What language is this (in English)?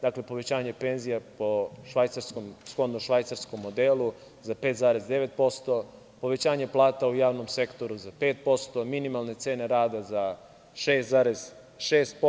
Serbian